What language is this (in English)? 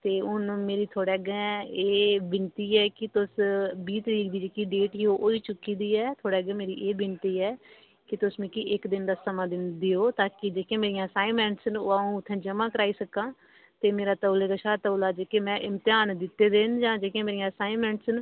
Dogri